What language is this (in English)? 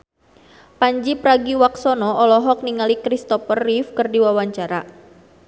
Sundanese